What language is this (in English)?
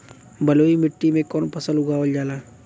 Bhojpuri